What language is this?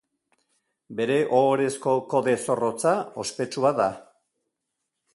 Basque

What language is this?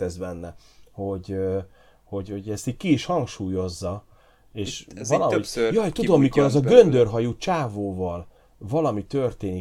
Hungarian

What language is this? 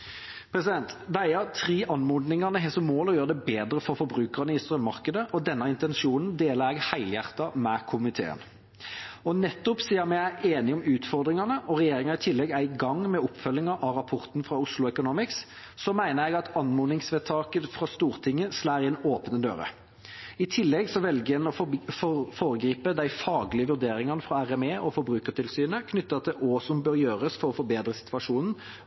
Norwegian Bokmål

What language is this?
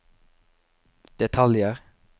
Norwegian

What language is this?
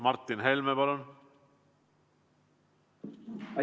Estonian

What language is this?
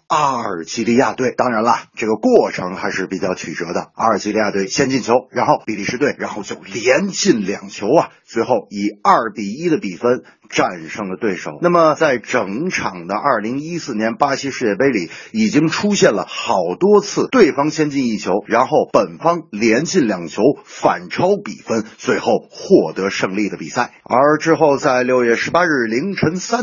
Chinese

